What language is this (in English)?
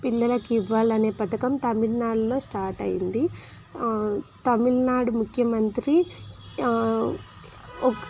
Telugu